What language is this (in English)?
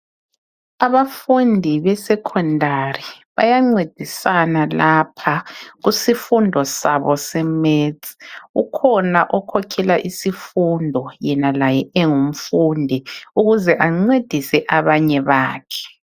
North Ndebele